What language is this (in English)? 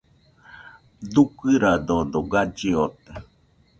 Nüpode Huitoto